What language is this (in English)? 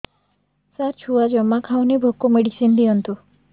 Odia